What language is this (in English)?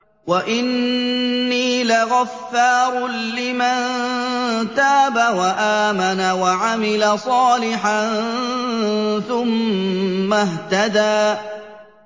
Arabic